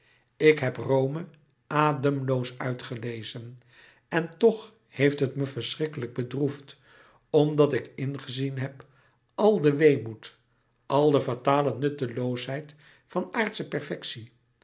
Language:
Dutch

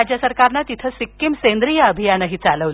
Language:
Marathi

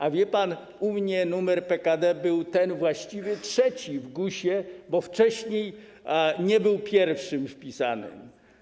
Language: Polish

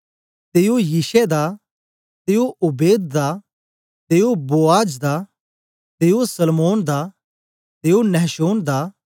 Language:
Dogri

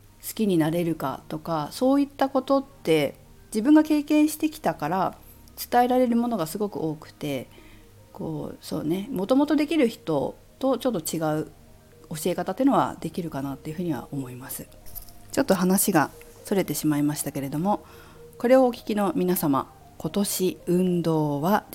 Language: Japanese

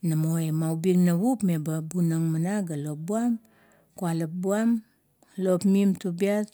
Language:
Kuot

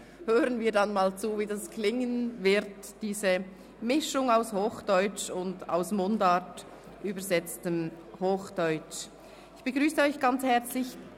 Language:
Swiss German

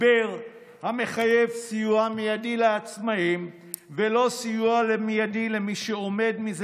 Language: Hebrew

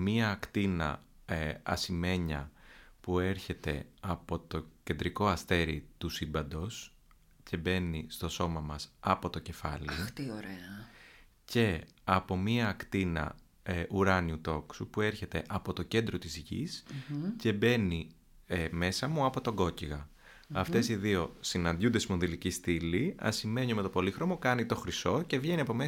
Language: Greek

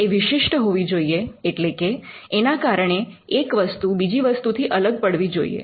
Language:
Gujarati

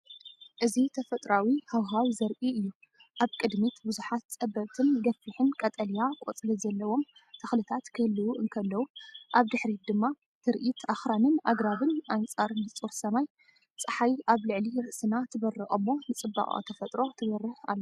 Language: Tigrinya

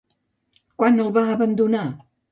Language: Catalan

